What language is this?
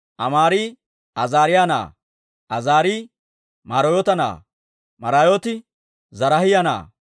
Dawro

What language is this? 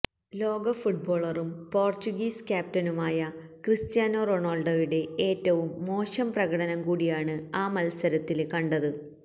Malayalam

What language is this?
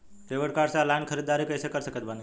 Bhojpuri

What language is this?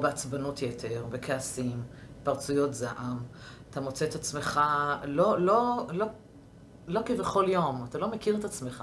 Hebrew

